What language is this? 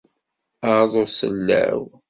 Kabyle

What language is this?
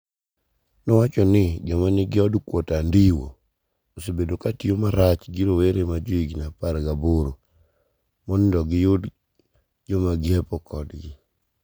Luo (Kenya and Tanzania)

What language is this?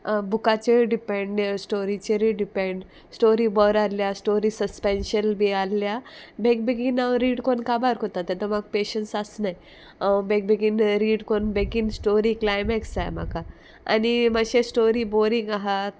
Konkani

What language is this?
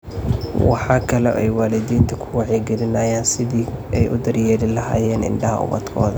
Somali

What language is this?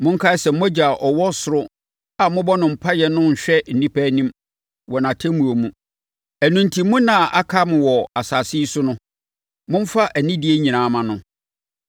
Akan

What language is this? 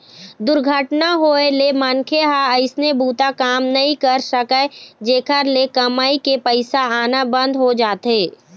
Chhattisgarhi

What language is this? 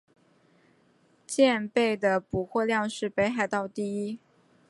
Chinese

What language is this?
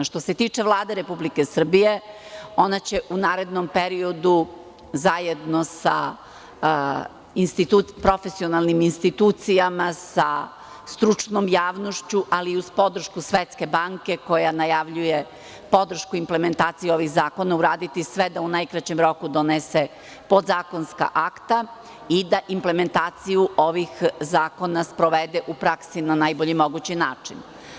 Serbian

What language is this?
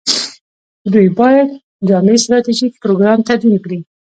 Pashto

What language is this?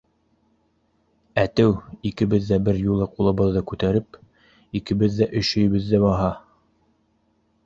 Bashkir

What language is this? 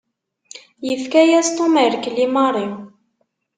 Kabyle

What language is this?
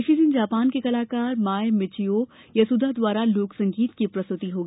Hindi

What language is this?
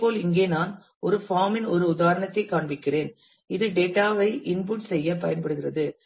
Tamil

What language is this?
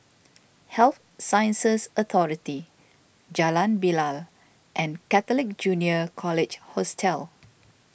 English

